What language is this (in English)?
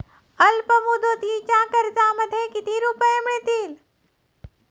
Marathi